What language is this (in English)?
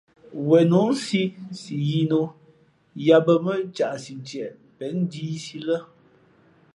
Fe'fe'